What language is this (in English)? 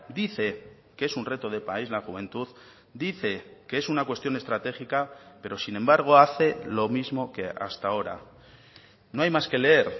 Spanish